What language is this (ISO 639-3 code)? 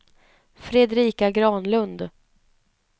swe